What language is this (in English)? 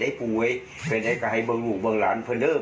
Thai